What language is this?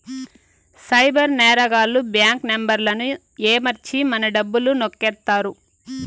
Telugu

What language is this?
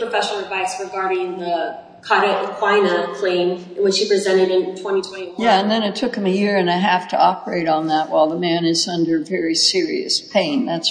English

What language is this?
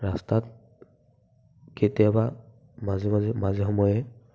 Assamese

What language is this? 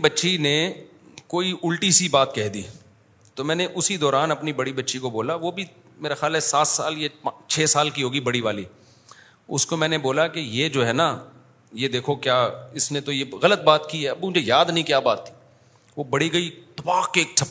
Urdu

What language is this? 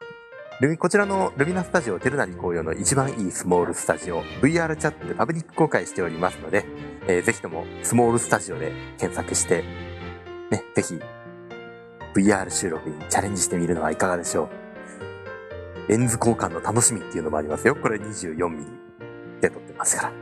Japanese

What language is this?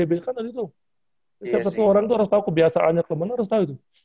Indonesian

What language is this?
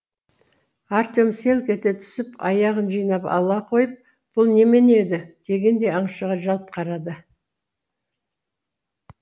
Kazakh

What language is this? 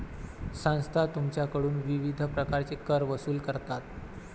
Marathi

